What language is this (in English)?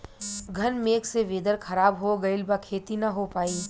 Bhojpuri